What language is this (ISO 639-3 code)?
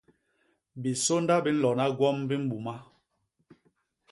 bas